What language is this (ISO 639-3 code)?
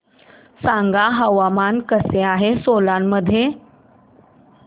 mar